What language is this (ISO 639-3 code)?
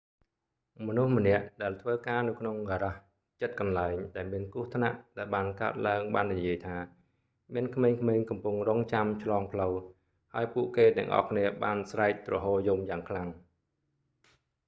khm